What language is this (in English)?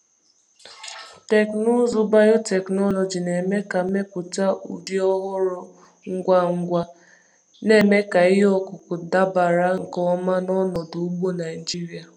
Igbo